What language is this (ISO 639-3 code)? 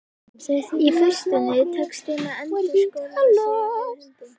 isl